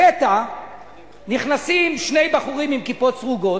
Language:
Hebrew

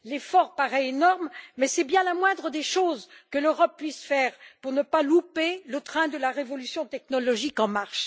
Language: French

